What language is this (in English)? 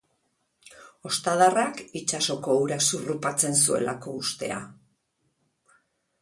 Basque